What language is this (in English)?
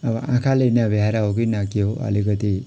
Nepali